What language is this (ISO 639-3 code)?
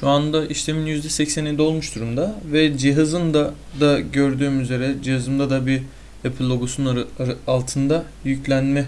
tur